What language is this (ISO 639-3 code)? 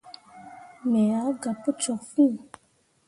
mua